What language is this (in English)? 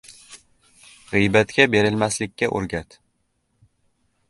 Uzbek